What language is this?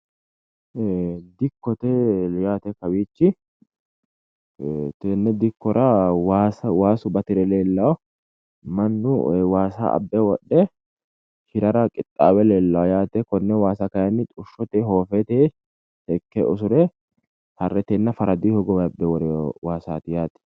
Sidamo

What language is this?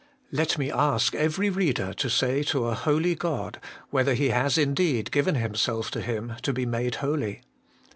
English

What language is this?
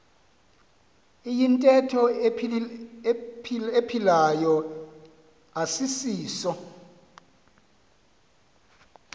Xhosa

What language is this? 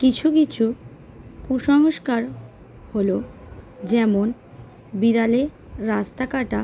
Bangla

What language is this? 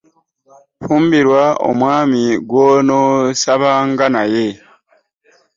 Ganda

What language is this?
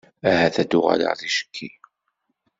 Kabyle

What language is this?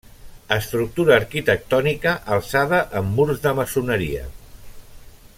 Catalan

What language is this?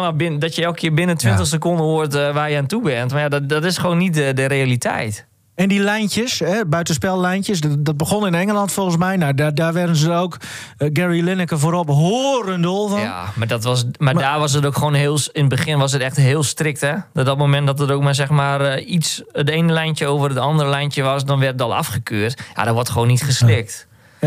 Dutch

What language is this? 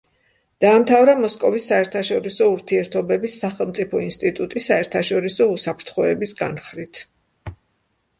Georgian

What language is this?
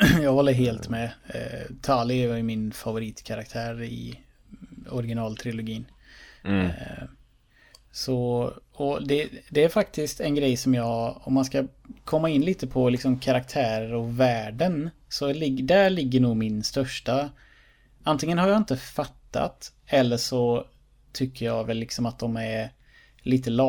Swedish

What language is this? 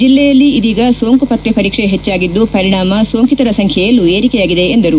Kannada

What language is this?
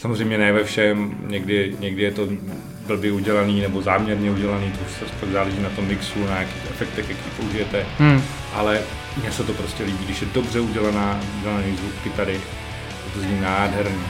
Czech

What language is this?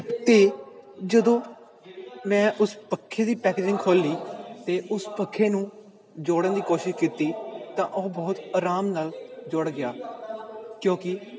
Punjabi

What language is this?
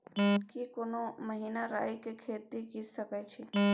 Maithili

